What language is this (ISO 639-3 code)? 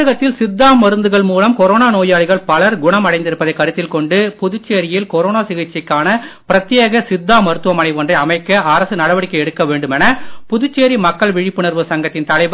tam